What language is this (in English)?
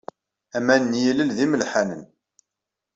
Kabyle